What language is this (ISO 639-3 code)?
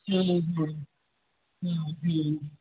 snd